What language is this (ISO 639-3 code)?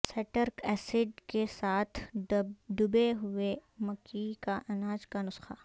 urd